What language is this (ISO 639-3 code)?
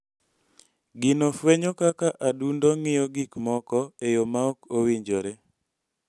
luo